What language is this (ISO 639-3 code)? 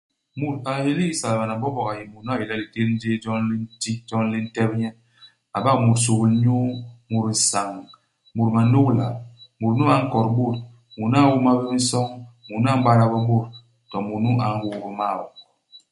bas